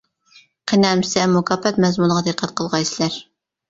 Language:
Uyghur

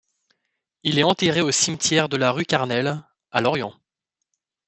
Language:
French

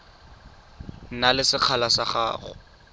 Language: Tswana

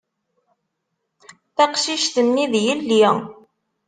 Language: Kabyle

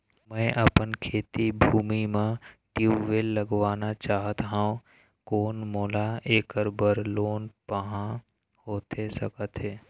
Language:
Chhattisgarhi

